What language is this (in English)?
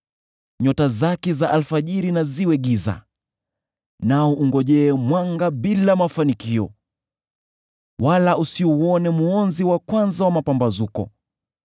Swahili